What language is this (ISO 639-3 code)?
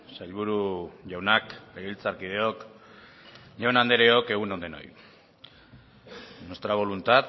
eus